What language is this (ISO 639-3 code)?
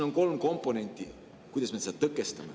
est